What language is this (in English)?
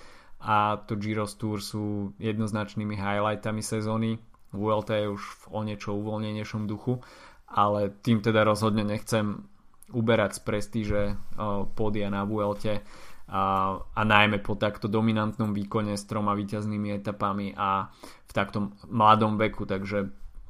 Slovak